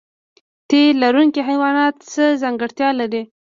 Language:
Pashto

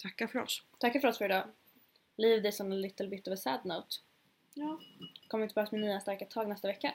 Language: Swedish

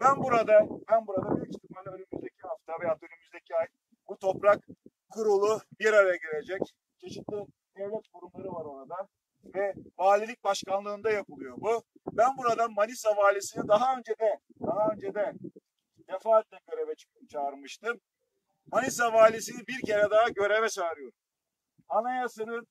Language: Turkish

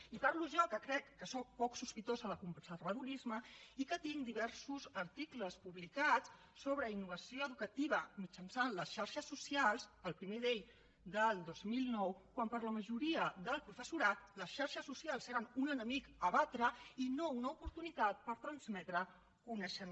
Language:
Catalan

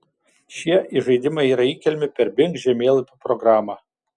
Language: Lithuanian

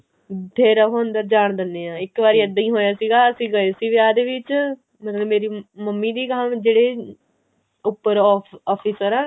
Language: Punjabi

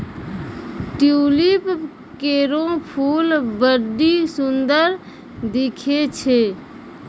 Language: Maithili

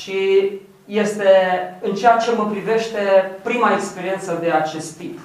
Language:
Romanian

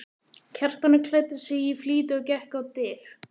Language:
Icelandic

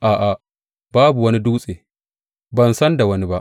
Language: Hausa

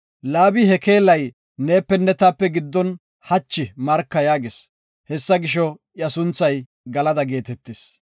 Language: Gofa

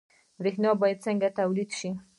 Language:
Pashto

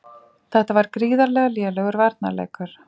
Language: Icelandic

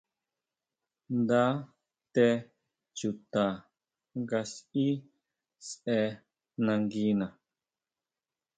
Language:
Huautla Mazatec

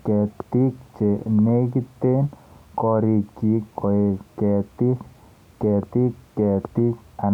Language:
Kalenjin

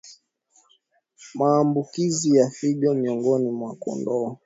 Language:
Swahili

